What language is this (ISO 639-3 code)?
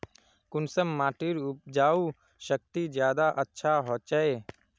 mag